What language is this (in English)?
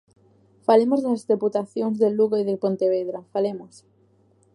Galician